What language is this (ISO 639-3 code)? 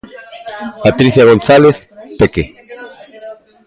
glg